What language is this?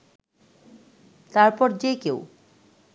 Bangla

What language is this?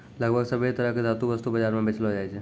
Maithili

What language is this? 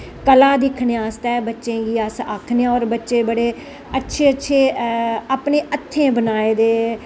Dogri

